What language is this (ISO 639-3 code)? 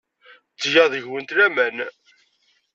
kab